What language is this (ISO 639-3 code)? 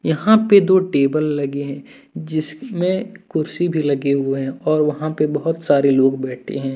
hin